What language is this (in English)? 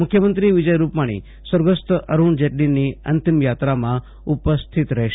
Gujarati